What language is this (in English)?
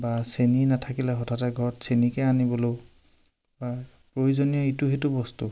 Assamese